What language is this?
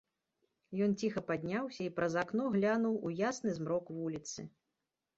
Belarusian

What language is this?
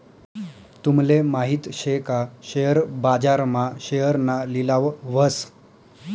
Marathi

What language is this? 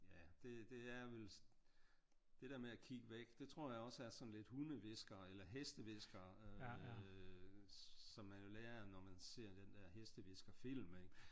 Danish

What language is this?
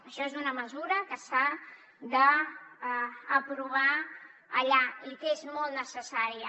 Catalan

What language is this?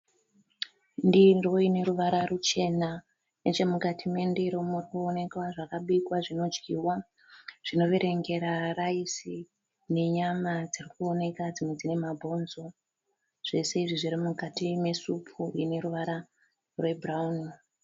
Shona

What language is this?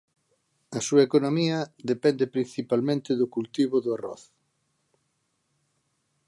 Galician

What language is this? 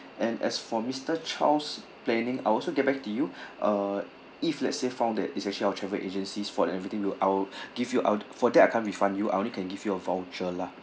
English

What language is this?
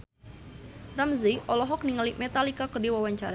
Sundanese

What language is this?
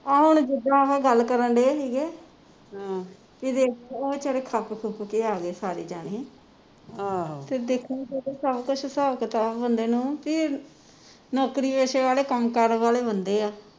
Punjabi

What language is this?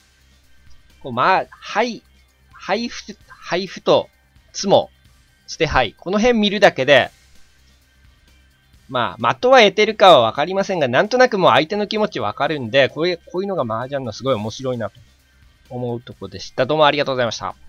Japanese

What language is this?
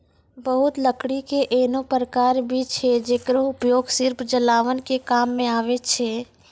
Maithili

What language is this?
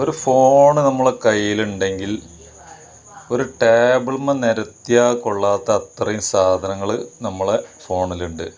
Malayalam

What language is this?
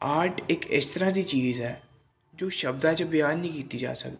Punjabi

